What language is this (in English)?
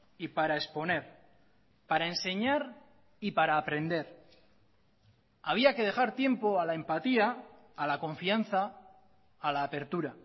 Spanish